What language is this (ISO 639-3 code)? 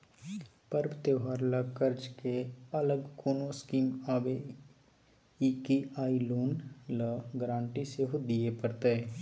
mai